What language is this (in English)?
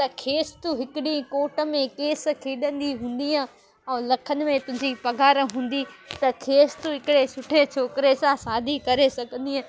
Sindhi